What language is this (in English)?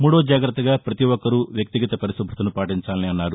Telugu